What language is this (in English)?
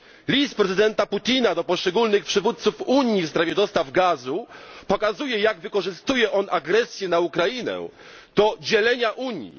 Polish